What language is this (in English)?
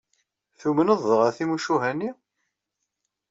Kabyle